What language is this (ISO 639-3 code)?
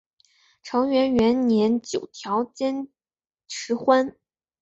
zho